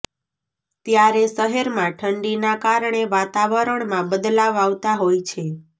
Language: Gujarati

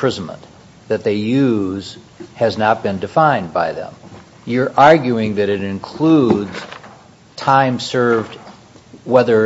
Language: English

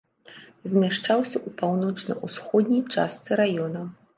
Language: Belarusian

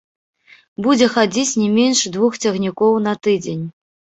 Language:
Belarusian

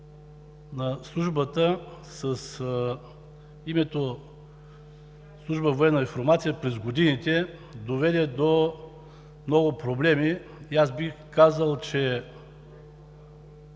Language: Bulgarian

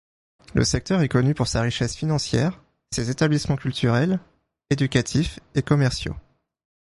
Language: French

